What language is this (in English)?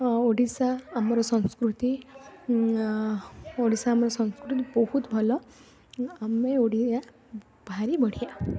Odia